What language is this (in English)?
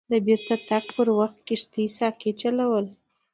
Pashto